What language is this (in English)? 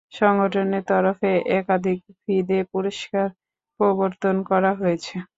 Bangla